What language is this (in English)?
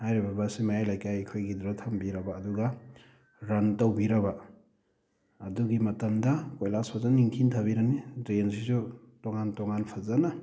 Manipuri